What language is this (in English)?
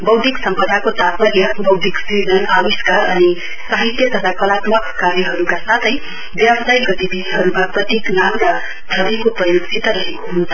Nepali